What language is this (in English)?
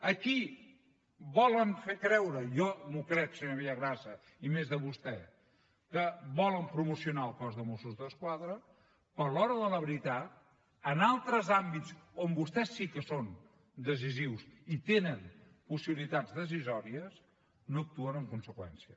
Catalan